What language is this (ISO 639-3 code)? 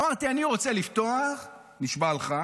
heb